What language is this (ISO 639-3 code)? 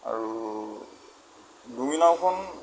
asm